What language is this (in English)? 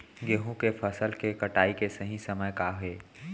Chhattisgarhi